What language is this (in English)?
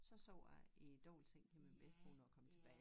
Danish